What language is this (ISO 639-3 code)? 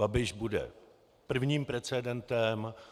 ces